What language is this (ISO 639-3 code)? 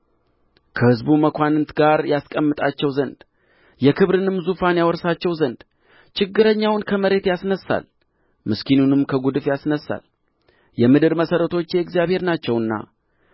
amh